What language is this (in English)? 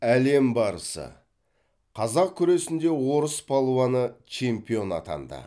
Kazakh